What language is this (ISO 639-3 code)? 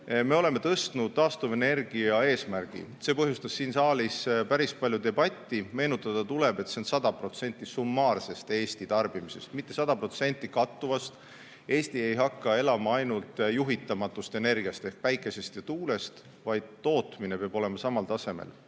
est